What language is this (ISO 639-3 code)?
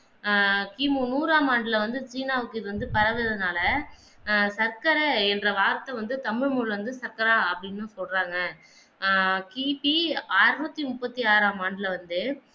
tam